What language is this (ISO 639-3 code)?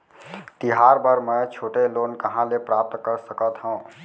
hne